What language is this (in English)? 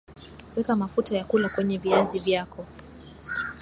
Swahili